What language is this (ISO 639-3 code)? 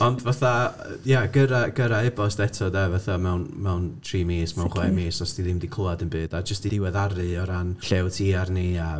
cym